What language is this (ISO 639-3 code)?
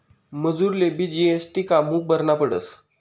mar